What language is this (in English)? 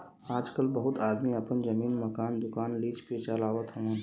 Bhojpuri